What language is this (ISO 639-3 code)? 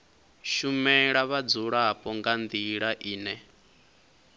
ven